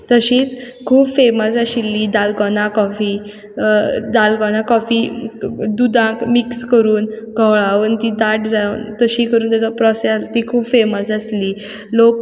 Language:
Konkani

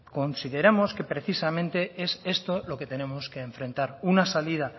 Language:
Spanish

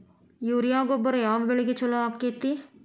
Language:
Kannada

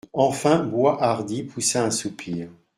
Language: French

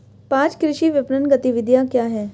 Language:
Hindi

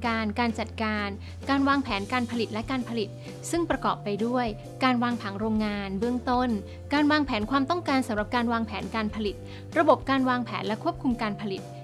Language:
Thai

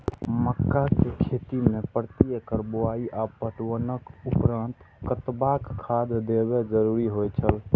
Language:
Maithili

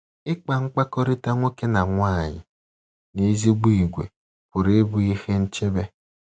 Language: Igbo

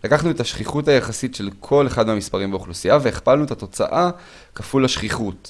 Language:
Hebrew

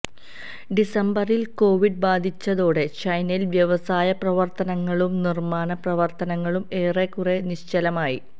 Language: Malayalam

